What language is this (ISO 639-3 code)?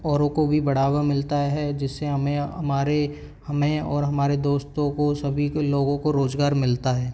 hin